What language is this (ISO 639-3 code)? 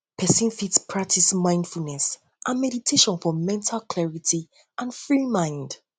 pcm